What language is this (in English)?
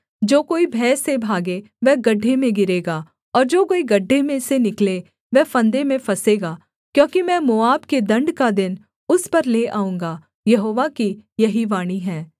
Hindi